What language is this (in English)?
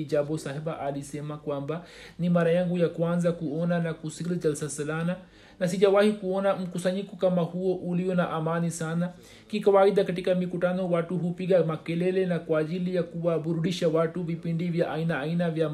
Swahili